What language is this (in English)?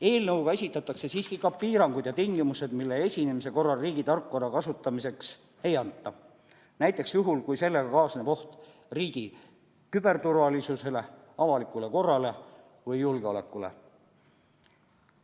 Estonian